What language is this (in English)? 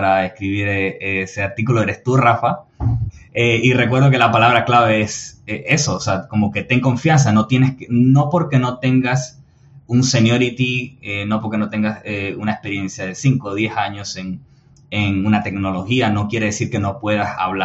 Spanish